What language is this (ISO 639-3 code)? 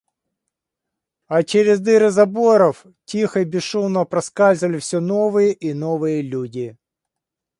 rus